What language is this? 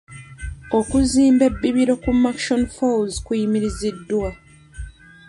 Ganda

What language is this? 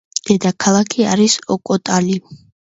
Georgian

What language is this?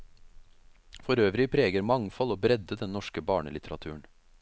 Norwegian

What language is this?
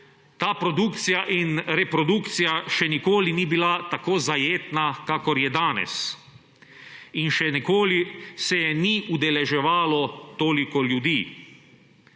Slovenian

